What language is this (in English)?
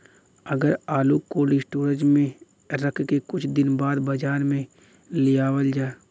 Bhojpuri